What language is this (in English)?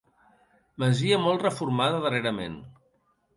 Catalan